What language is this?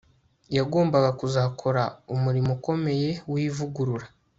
Kinyarwanda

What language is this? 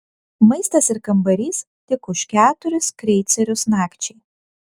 Lithuanian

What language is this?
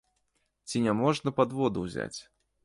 Belarusian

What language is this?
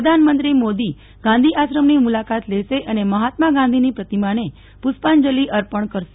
Gujarati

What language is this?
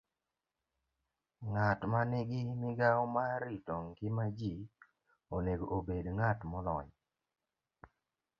Luo (Kenya and Tanzania)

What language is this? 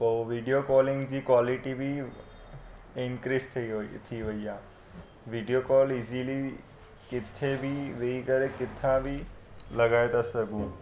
Sindhi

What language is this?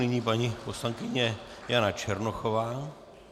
Czech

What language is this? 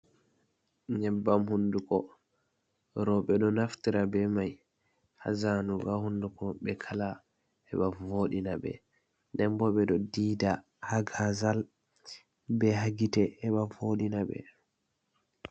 Fula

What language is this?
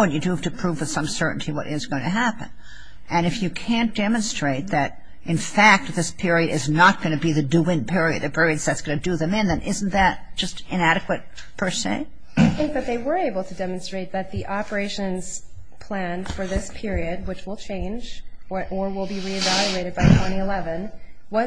English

